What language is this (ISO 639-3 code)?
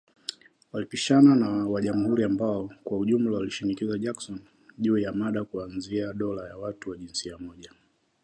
swa